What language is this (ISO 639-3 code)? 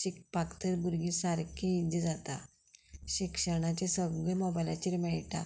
kok